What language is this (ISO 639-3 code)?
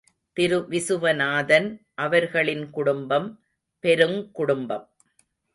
tam